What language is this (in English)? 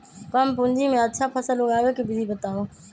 Magahi